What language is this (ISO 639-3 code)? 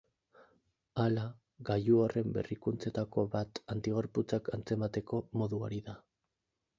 eus